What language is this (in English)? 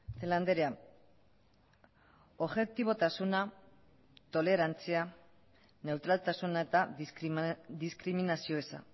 Basque